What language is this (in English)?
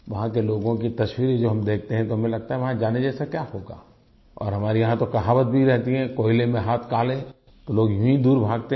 Hindi